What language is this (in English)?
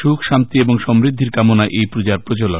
Bangla